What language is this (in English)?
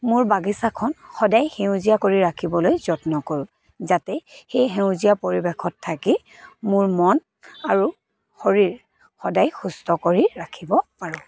Assamese